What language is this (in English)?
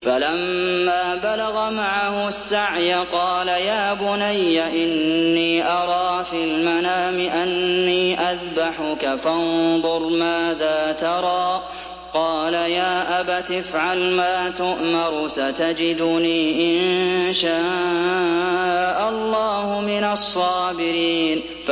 Arabic